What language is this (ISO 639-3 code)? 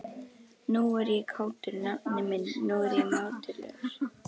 isl